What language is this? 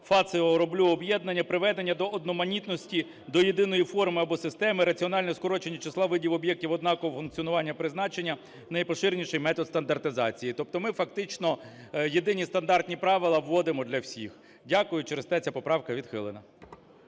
Ukrainian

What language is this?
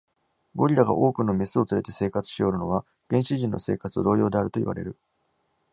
Japanese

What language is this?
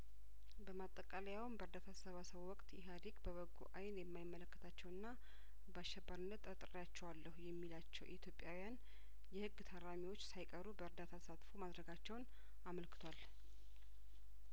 Amharic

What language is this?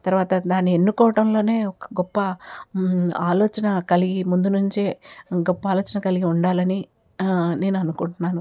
Telugu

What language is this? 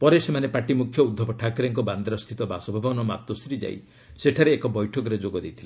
Odia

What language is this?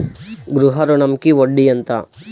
Telugu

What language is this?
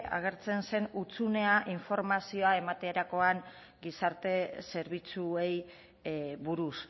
Basque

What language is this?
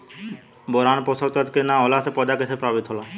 Bhojpuri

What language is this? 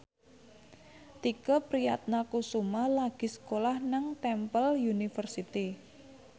Javanese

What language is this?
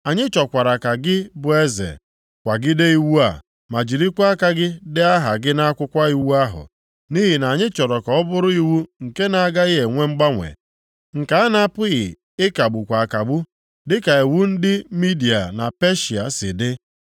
Igbo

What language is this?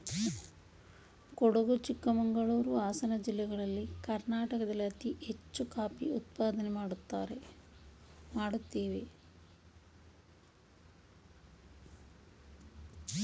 Kannada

